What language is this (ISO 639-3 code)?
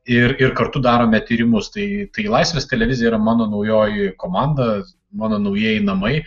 lit